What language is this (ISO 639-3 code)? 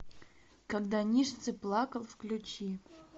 rus